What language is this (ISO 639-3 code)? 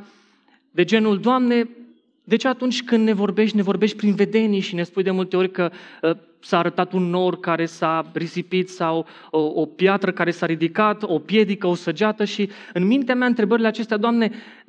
ron